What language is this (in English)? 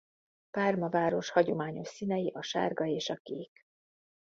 Hungarian